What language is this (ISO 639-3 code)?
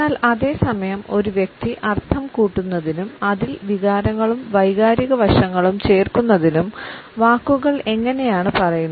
mal